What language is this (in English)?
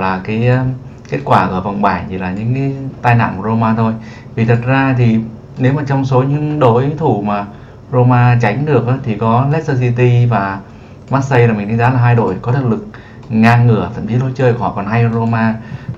Vietnamese